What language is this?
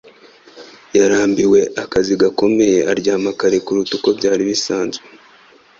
Kinyarwanda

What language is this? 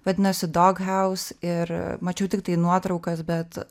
Lithuanian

